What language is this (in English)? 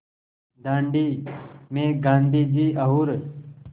Hindi